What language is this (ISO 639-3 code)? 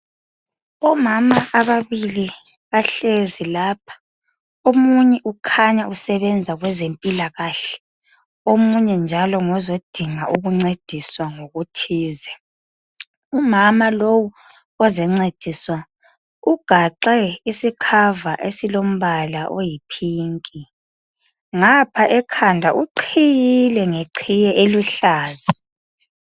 nde